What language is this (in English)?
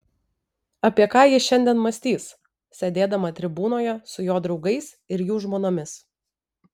Lithuanian